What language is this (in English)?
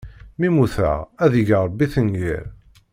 Kabyle